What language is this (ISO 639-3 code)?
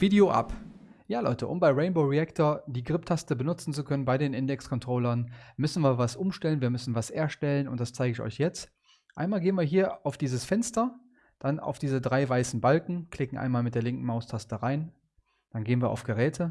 deu